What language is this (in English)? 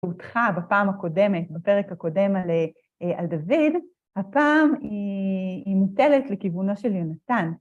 Hebrew